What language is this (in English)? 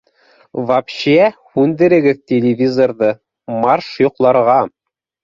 Bashkir